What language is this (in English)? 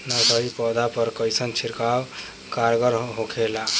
Bhojpuri